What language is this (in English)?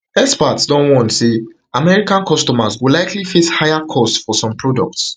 Nigerian Pidgin